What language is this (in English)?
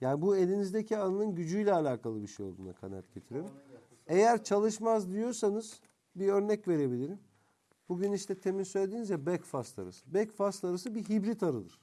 Turkish